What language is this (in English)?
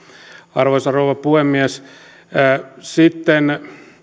Finnish